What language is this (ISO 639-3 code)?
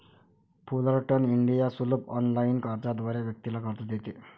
mar